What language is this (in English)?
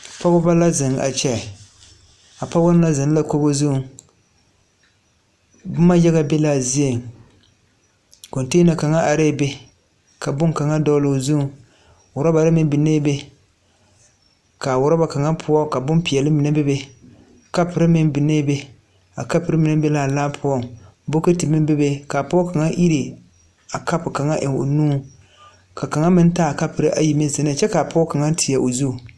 Southern Dagaare